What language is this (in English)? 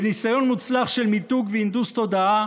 Hebrew